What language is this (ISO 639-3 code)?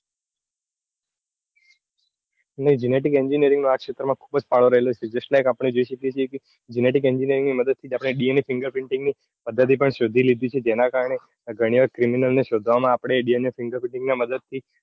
guj